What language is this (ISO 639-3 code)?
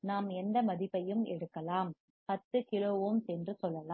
tam